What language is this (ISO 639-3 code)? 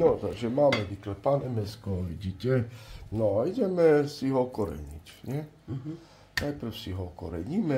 slk